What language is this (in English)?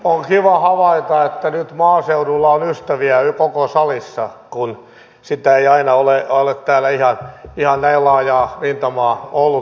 Finnish